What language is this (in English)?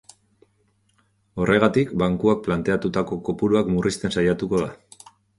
Basque